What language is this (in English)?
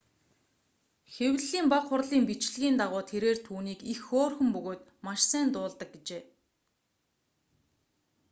Mongolian